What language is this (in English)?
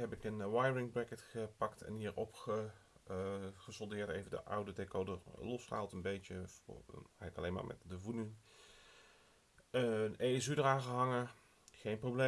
Dutch